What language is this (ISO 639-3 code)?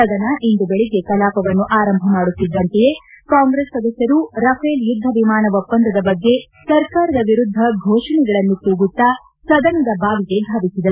kan